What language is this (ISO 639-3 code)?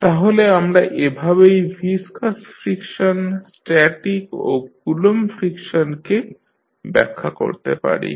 ben